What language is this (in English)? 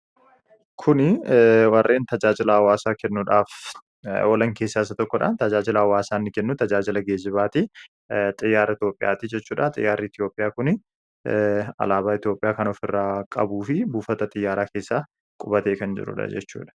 Oromo